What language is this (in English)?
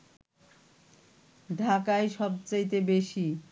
Bangla